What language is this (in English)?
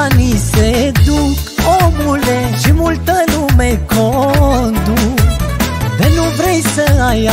Romanian